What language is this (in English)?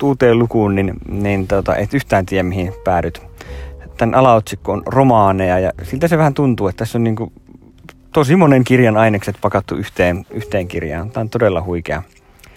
Finnish